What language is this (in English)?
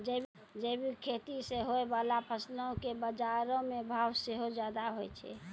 Maithili